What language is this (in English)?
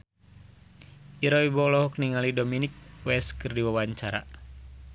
Sundanese